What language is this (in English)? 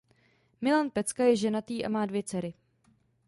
Czech